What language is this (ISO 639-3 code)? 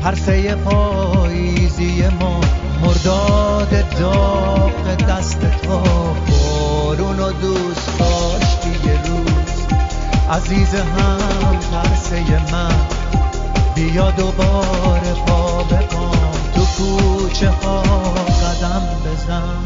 fas